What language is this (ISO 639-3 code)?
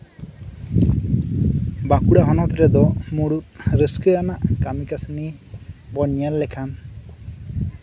sat